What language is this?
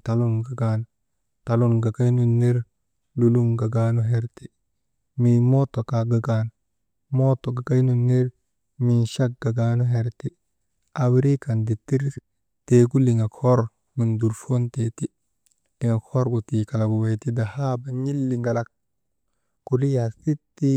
Maba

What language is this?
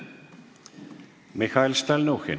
Estonian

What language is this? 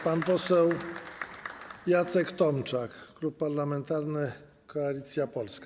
Polish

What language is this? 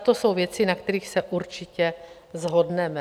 Czech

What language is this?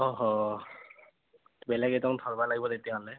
Assamese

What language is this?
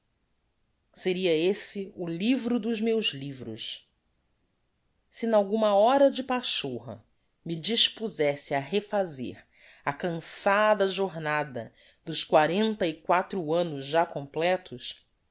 Portuguese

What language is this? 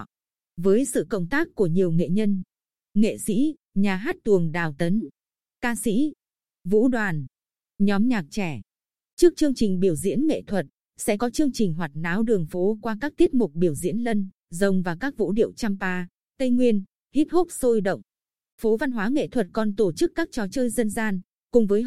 Vietnamese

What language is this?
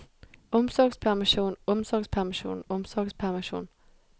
Norwegian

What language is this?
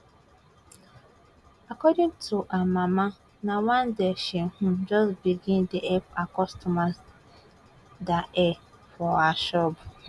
Nigerian Pidgin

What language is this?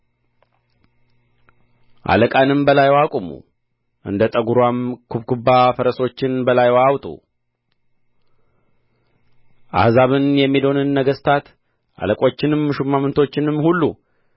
Amharic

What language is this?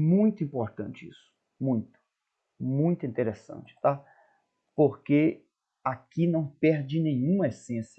Portuguese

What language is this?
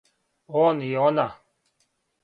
Serbian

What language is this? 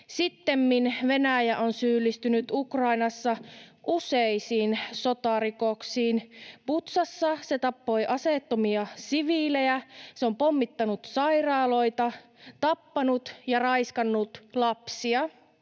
Finnish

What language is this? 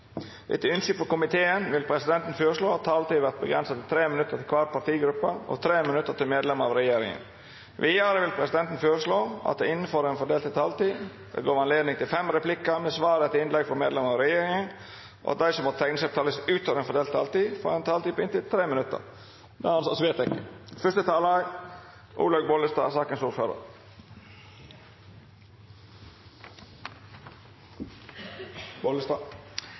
Norwegian Bokmål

